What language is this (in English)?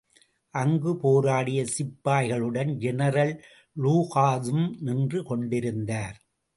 Tamil